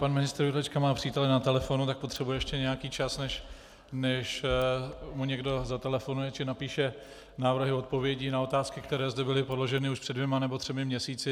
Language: Czech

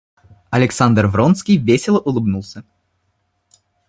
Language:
Russian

